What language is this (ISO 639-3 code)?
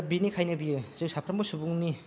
brx